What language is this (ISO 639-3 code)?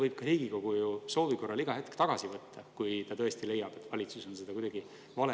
est